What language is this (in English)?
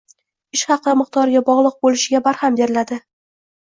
Uzbek